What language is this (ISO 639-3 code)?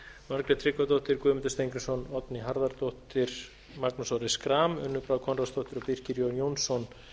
isl